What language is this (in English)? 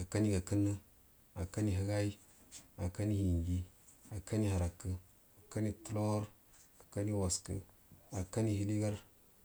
Buduma